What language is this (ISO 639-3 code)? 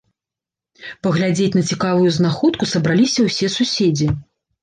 bel